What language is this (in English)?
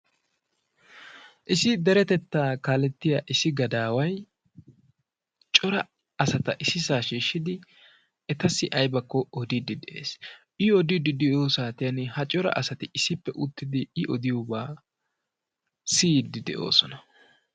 Wolaytta